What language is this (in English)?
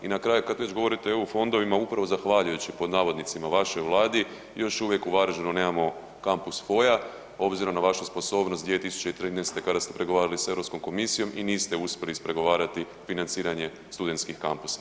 Croatian